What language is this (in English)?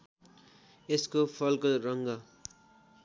Nepali